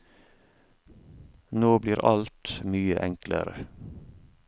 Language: Norwegian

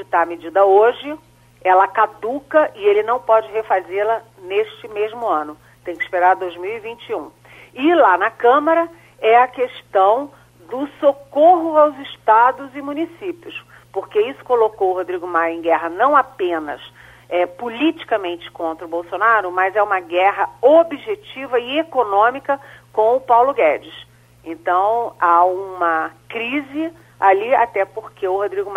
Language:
Portuguese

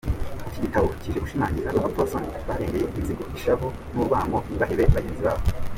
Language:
Kinyarwanda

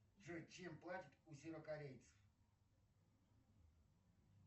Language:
Russian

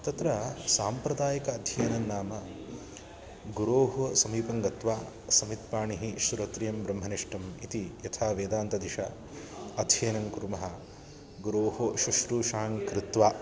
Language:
Sanskrit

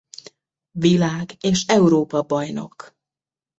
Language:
Hungarian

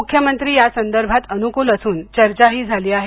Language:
Marathi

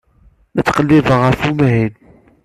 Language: Kabyle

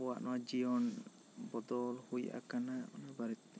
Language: Santali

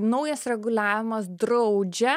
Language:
Lithuanian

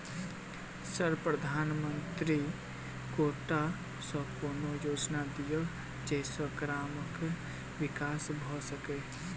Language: Maithili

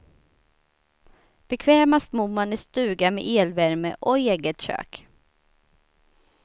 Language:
Swedish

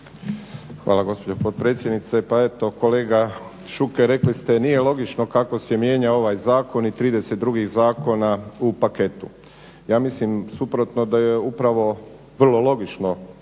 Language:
Croatian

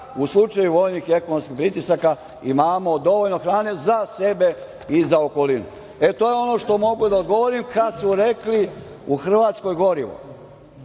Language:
Serbian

